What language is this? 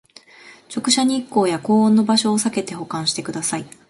Japanese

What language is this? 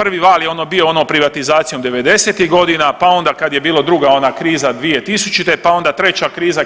Croatian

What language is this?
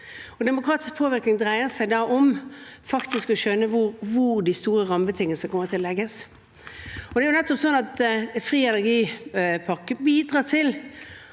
Norwegian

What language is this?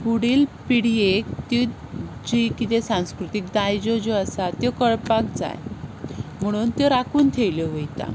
Konkani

